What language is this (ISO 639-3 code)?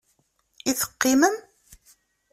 kab